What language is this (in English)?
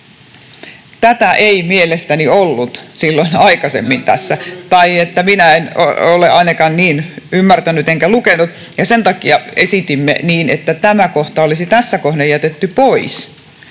Finnish